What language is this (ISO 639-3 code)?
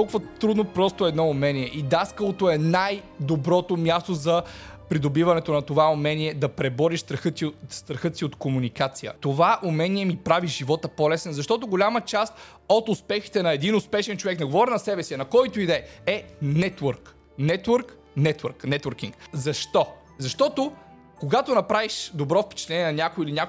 bul